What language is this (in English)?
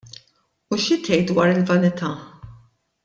Maltese